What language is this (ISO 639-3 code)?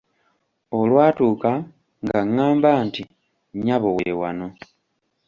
lug